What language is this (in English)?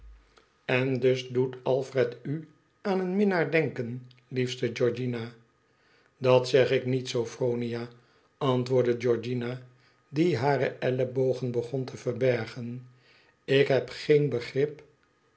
Dutch